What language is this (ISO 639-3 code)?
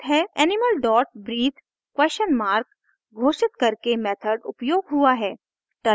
hin